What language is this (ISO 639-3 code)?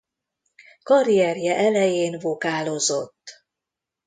hun